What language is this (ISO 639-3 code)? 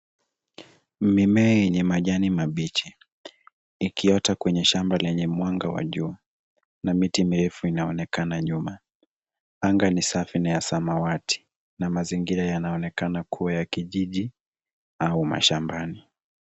swa